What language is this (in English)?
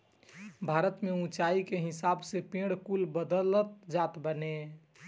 Bhojpuri